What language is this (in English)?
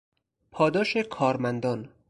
Persian